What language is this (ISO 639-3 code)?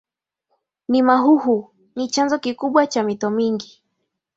swa